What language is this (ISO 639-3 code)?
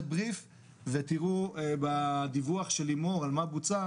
heb